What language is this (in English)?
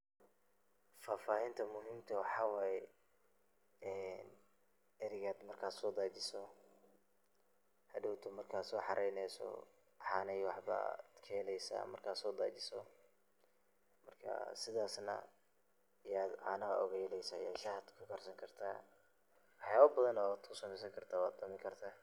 Somali